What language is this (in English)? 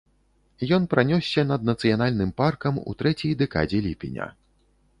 Belarusian